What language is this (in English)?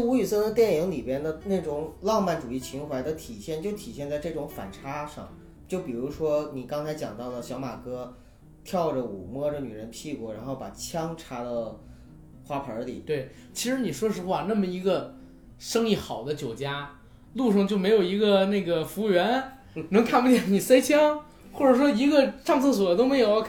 Chinese